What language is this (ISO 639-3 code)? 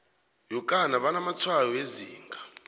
nbl